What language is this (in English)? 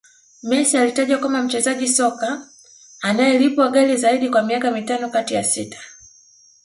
Swahili